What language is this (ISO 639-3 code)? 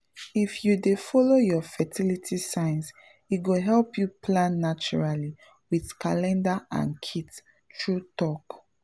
pcm